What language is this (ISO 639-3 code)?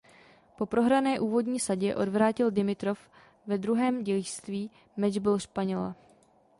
ces